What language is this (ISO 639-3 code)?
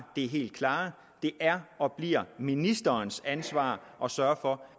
dan